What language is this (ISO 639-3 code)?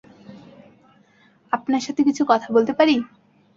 ben